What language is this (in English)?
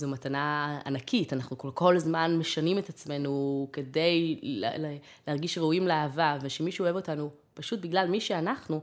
Hebrew